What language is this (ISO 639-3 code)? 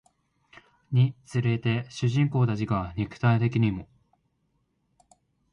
jpn